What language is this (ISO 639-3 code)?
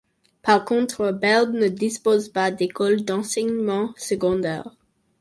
fra